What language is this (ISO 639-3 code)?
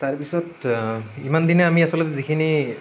asm